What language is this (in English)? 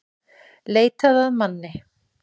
Icelandic